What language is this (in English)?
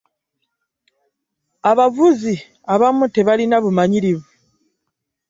Ganda